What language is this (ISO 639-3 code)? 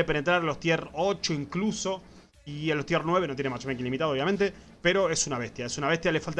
spa